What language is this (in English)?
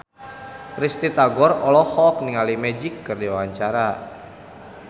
Sundanese